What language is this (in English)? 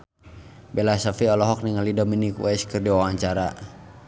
Sundanese